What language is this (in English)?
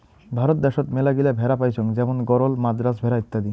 Bangla